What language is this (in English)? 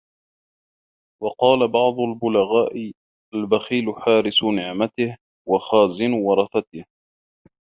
Arabic